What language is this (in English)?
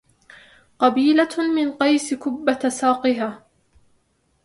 Arabic